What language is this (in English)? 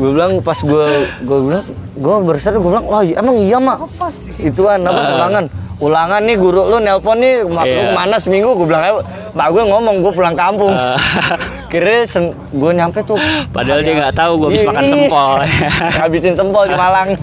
Indonesian